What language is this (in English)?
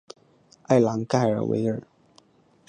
Chinese